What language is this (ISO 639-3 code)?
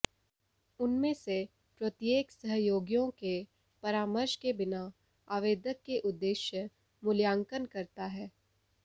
hin